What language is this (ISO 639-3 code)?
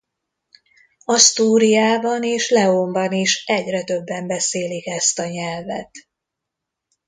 hun